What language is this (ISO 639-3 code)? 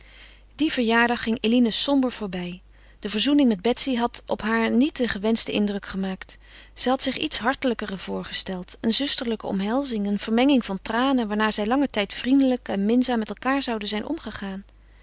nld